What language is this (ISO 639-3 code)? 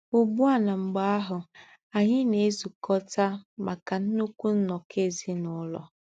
ibo